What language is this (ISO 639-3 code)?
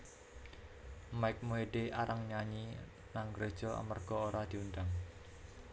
jav